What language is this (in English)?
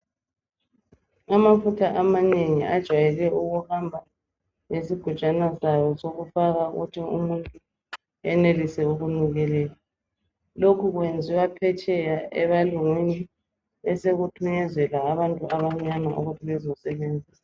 North Ndebele